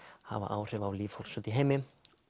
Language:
Icelandic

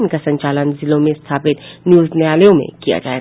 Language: Hindi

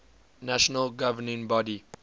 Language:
English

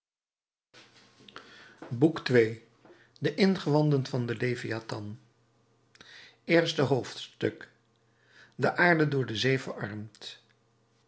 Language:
Dutch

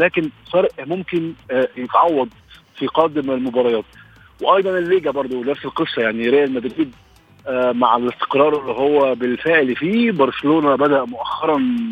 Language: Arabic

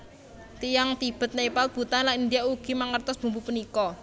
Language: Javanese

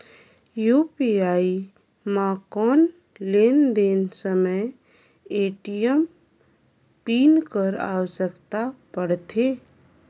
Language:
Chhattisgarhi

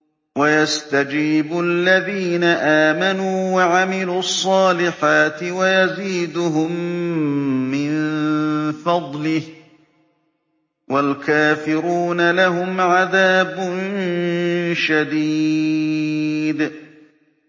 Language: Arabic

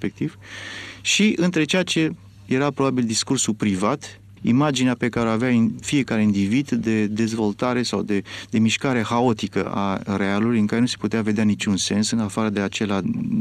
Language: Romanian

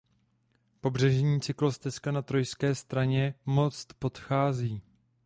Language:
Czech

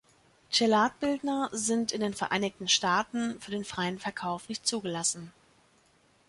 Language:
German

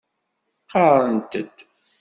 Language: Kabyle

